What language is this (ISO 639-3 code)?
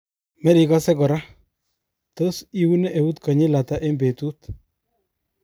kln